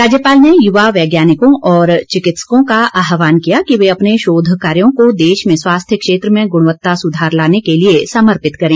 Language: Hindi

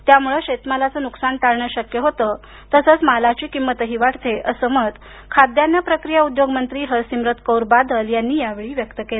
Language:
Marathi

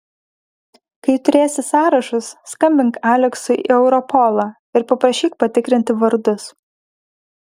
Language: Lithuanian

